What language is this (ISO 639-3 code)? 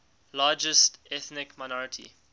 eng